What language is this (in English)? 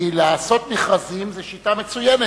Hebrew